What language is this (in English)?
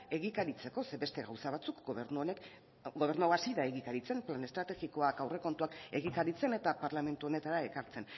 Basque